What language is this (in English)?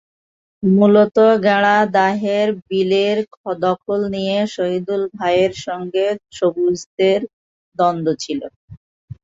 Bangla